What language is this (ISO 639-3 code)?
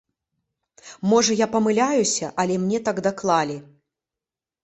bel